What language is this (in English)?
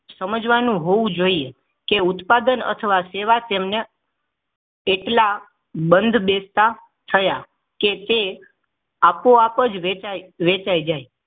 Gujarati